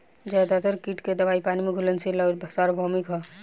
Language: Bhojpuri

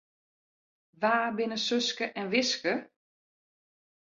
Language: Western Frisian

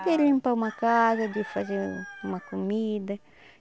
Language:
Portuguese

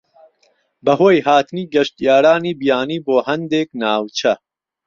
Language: Central Kurdish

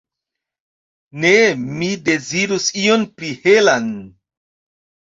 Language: Esperanto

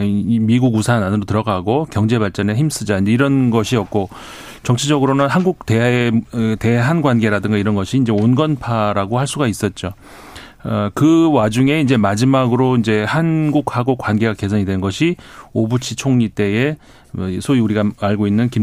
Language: Korean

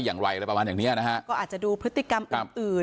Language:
Thai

